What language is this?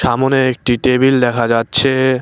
Bangla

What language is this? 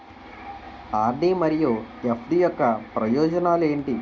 Telugu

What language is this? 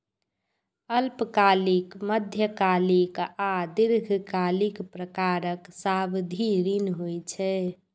Maithili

